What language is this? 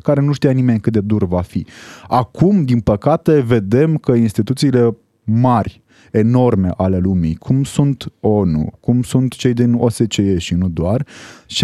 Romanian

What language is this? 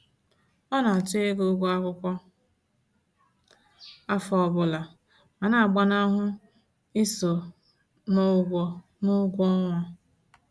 Igbo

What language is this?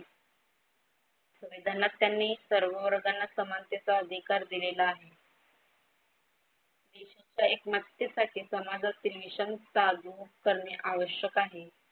Marathi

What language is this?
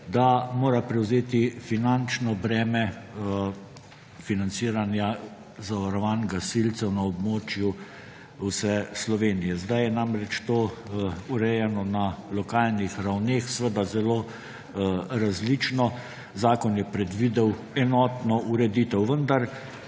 Slovenian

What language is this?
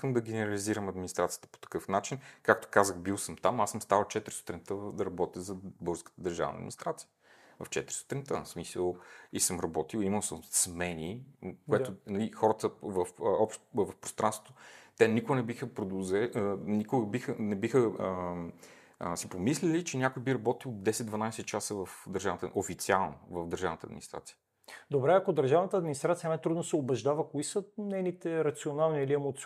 Bulgarian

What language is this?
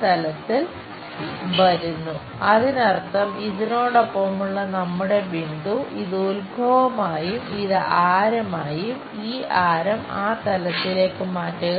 Malayalam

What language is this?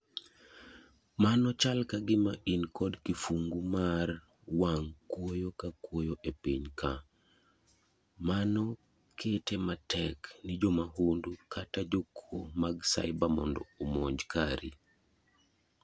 Luo (Kenya and Tanzania)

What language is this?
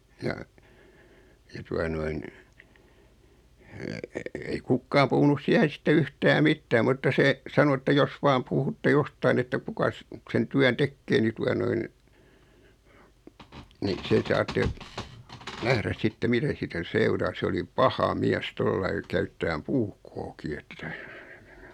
Finnish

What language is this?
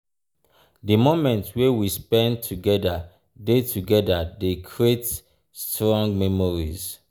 Nigerian Pidgin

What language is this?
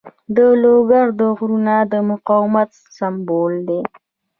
Pashto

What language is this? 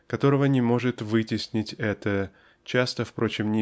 Russian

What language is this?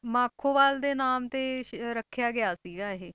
Punjabi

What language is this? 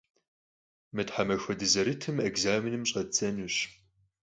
Kabardian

